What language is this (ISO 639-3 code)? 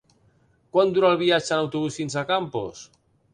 cat